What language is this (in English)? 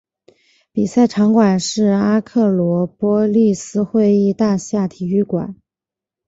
Chinese